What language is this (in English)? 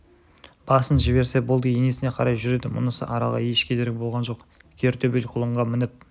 Kazakh